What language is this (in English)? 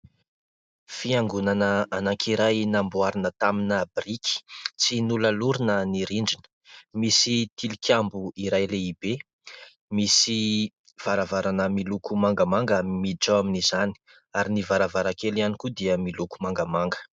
Malagasy